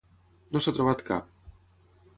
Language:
Catalan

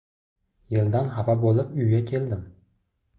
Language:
Uzbek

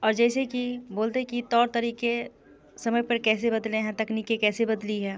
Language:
Hindi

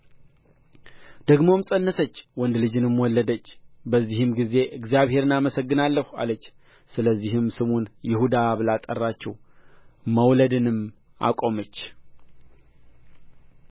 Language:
Amharic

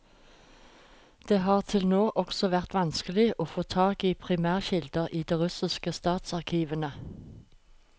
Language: Norwegian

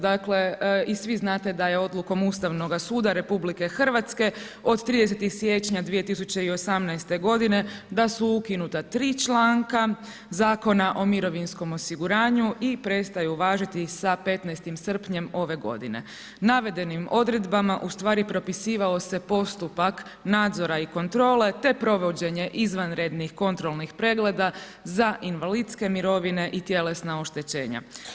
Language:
Croatian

